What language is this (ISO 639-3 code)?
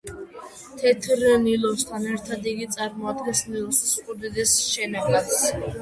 kat